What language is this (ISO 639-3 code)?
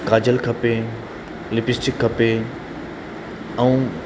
snd